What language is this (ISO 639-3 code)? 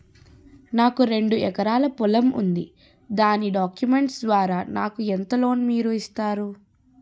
tel